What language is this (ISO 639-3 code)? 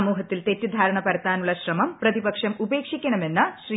mal